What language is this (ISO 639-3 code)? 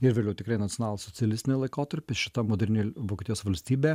lit